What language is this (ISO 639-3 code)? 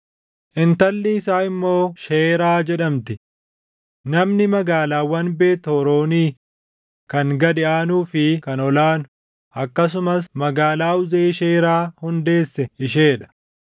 orm